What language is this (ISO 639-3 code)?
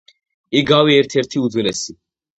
kat